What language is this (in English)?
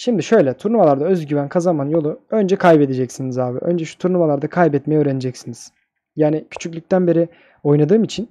Turkish